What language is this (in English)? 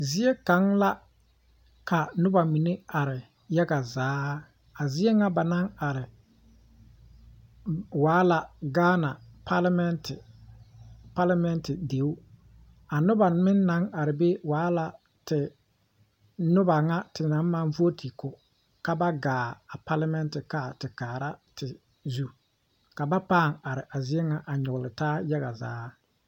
Southern Dagaare